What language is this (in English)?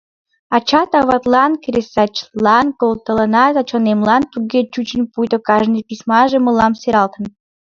Mari